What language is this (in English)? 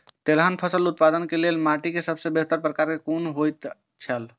Maithili